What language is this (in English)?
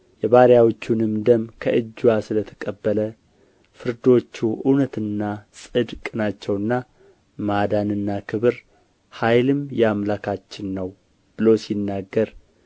Amharic